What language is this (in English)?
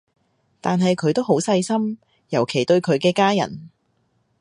Cantonese